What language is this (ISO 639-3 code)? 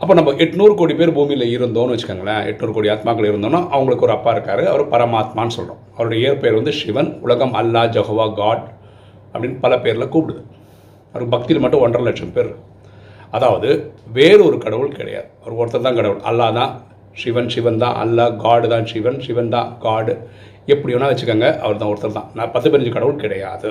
tam